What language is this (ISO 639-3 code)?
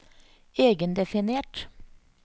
nor